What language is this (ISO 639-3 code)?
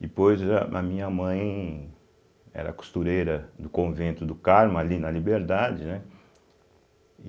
por